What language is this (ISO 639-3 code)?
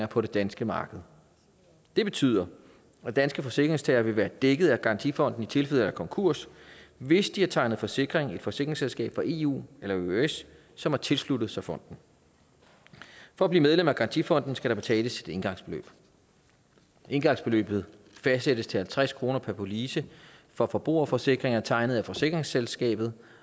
dan